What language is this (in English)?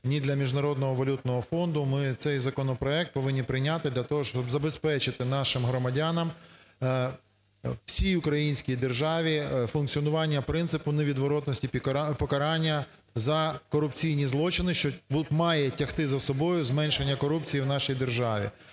Ukrainian